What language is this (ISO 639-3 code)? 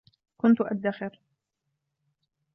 ara